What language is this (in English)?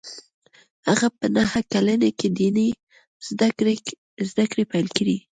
Pashto